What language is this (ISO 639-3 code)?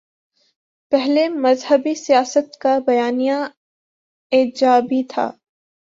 urd